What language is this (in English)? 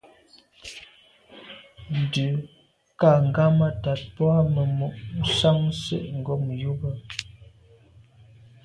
Medumba